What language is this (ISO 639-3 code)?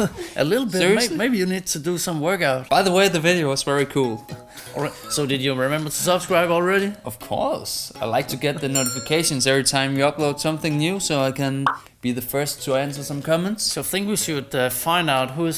eng